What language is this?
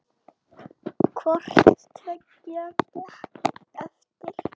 Icelandic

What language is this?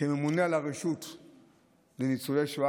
Hebrew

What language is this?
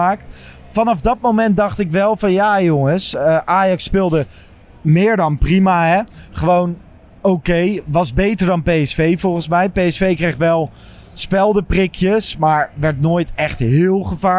Dutch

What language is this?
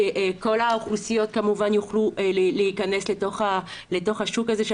Hebrew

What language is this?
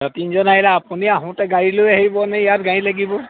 Assamese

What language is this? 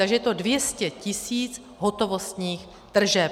Czech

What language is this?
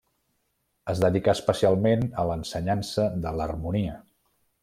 Catalan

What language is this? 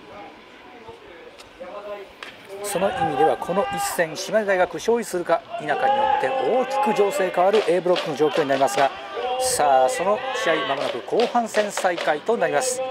Japanese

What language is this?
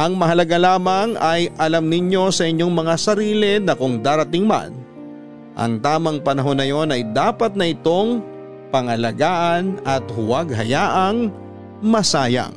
Filipino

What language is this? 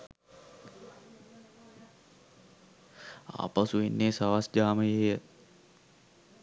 Sinhala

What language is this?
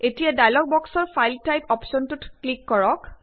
Assamese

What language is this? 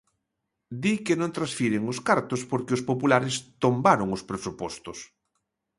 Galician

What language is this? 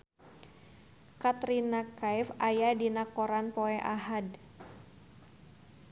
Sundanese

